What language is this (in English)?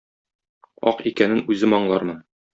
Tatar